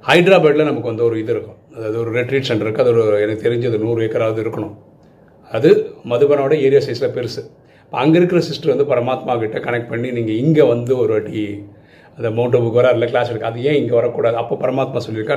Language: Tamil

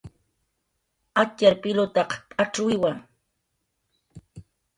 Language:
Jaqaru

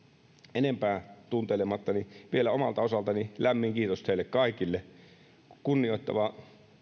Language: Finnish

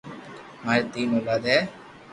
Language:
Loarki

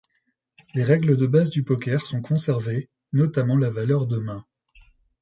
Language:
French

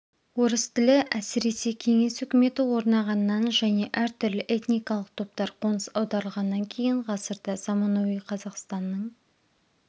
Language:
Kazakh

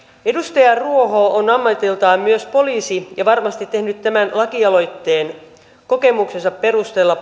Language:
Finnish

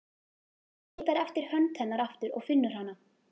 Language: Icelandic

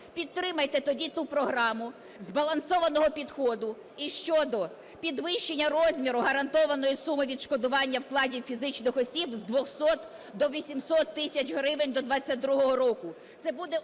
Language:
Ukrainian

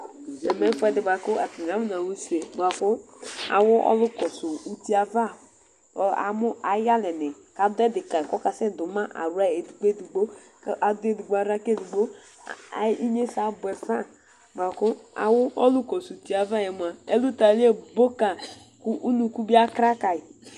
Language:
Ikposo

